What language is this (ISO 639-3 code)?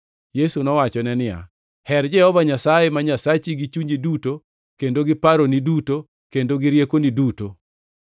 luo